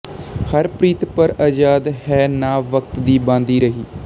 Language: Punjabi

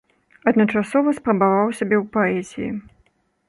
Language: Belarusian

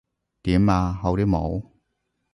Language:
Cantonese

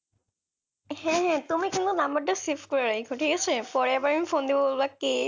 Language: Bangla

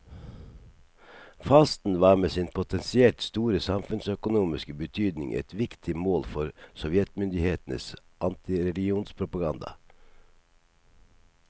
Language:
Norwegian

